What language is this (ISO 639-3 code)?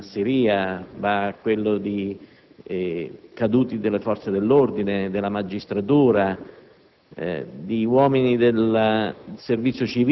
ita